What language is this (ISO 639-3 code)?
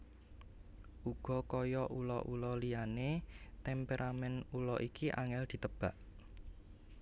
jav